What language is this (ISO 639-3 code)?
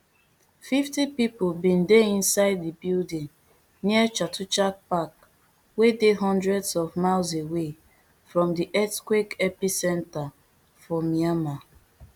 pcm